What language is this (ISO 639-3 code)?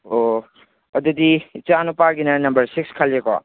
mni